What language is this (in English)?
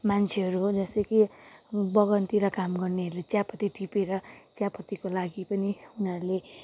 Nepali